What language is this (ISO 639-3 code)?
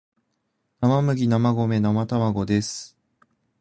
jpn